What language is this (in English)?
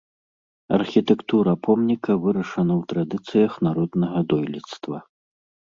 Belarusian